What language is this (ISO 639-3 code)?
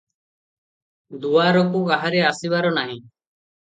ori